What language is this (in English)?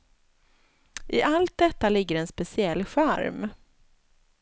Swedish